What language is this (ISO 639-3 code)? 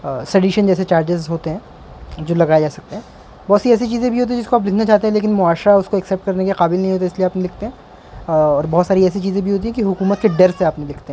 urd